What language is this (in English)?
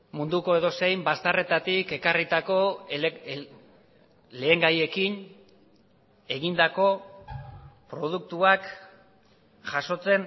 Basque